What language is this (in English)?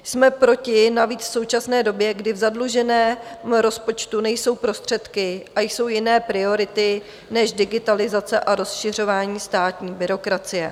Czech